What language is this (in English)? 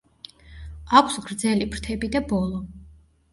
Georgian